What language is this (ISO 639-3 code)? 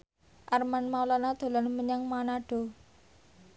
jav